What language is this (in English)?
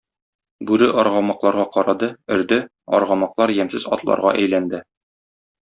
Tatar